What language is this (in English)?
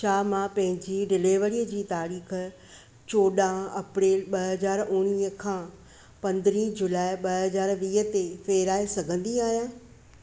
Sindhi